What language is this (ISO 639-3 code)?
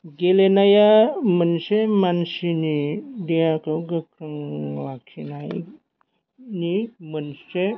brx